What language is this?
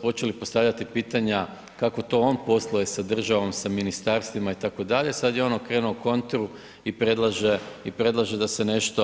Croatian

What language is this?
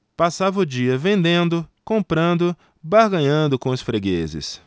Portuguese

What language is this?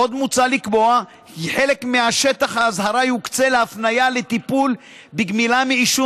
Hebrew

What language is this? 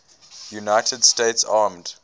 English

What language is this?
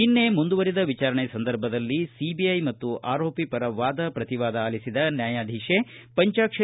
Kannada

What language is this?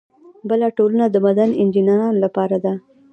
Pashto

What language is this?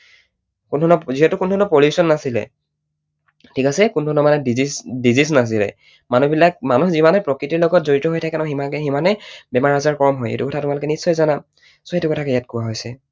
Assamese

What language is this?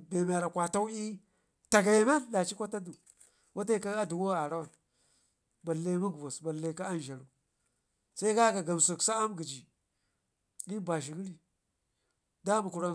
Ngizim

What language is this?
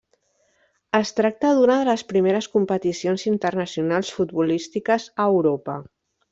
Catalan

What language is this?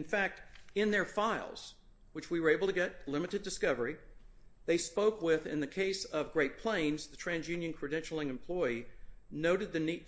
English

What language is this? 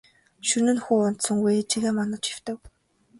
Mongolian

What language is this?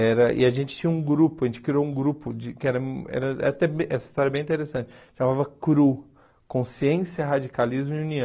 Portuguese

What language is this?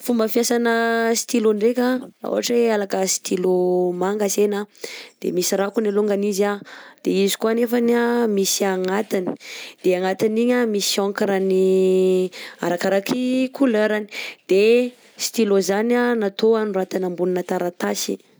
Southern Betsimisaraka Malagasy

